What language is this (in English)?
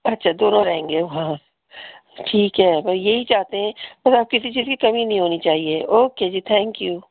Urdu